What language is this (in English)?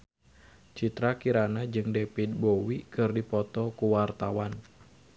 Sundanese